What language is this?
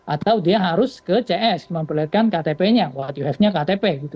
Indonesian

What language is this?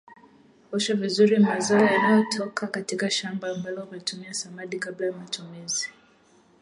Swahili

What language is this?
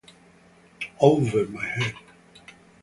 Italian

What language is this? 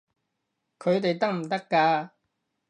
Cantonese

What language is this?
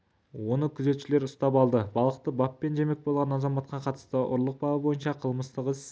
Kazakh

